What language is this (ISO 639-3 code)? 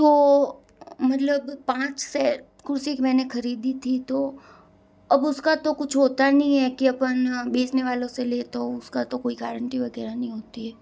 hin